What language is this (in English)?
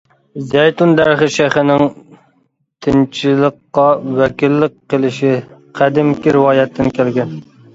Uyghur